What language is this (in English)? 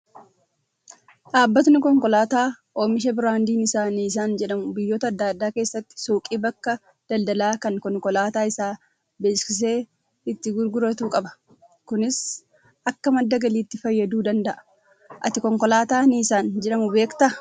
Oromo